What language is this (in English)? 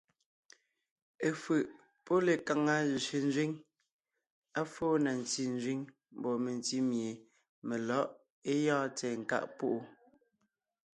Ngiemboon